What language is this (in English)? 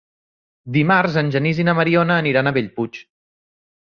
Catalan